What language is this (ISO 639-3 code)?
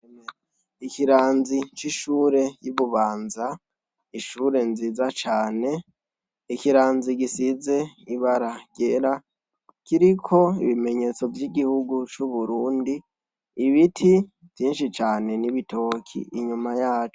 run